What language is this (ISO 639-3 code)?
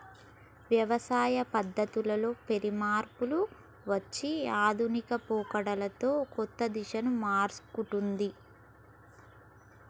tel